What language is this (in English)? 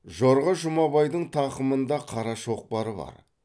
Kazakh